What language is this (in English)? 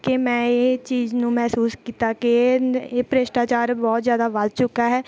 Punjabi